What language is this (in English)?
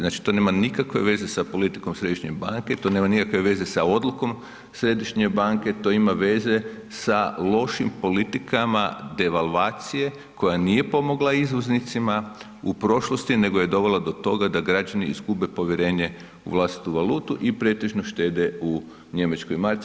Croatian